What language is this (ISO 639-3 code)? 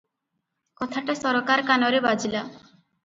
ori